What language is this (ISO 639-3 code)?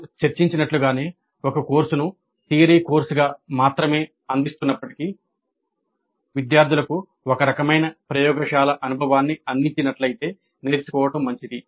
tel